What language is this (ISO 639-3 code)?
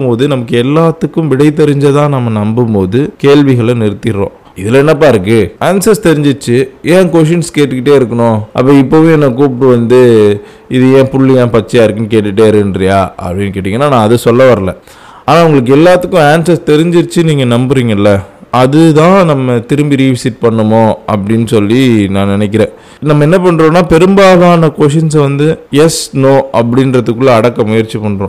tam